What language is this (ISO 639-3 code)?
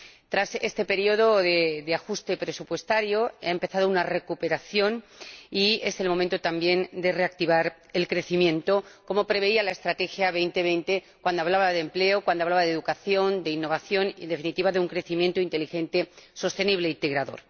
spa